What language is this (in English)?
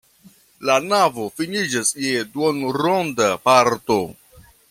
Esperanto